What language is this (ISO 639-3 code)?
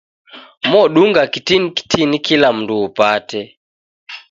dav